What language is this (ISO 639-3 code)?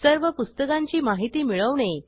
mar